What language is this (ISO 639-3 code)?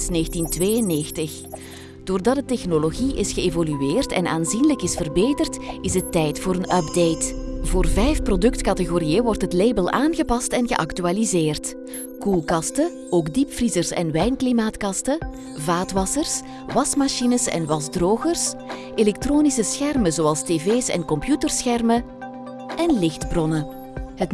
nld